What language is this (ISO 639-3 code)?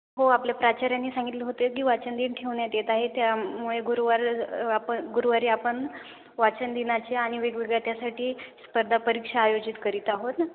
mar